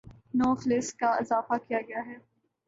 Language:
Urdu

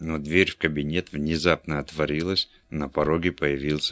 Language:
Russian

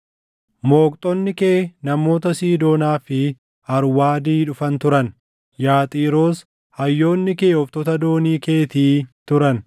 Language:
Oromo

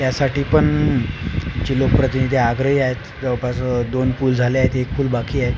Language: Marathi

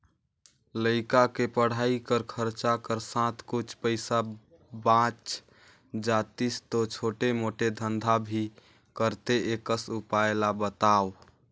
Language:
Chhattisgarhi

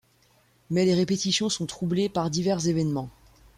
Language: French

